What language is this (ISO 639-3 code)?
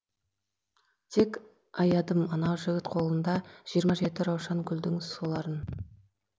kaz